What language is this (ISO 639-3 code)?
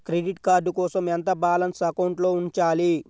tel